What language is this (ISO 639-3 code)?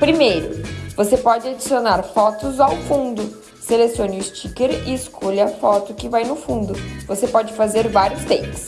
por